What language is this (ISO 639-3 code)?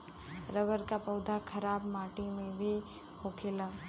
bho